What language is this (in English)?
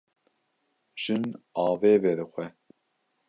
Kurdish